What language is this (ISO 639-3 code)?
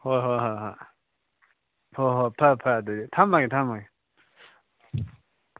mni